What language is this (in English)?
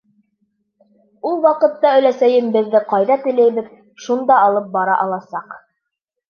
Bashkir